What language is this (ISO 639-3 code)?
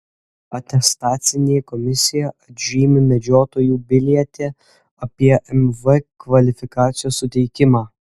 lit